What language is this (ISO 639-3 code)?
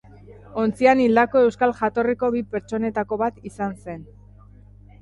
eus